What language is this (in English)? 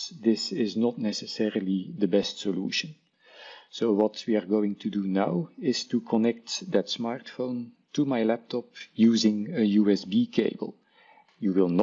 Dutch